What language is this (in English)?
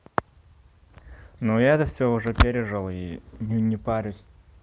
Russian